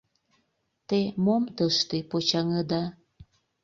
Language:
Mari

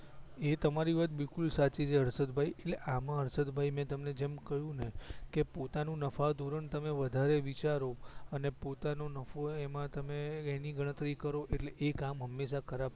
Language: Gujarati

